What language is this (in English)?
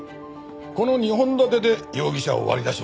Japanese